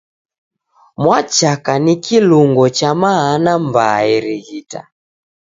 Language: Taita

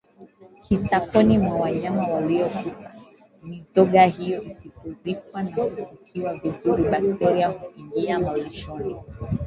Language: Swahili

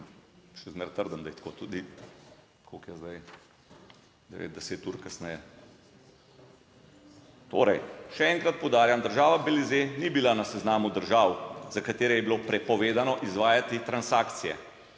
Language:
Slovenian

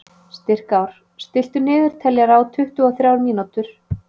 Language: Icelandic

